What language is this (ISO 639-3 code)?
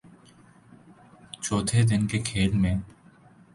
urd